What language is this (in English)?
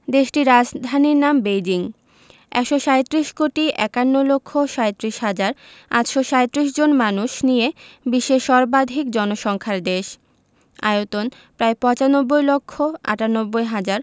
Bangla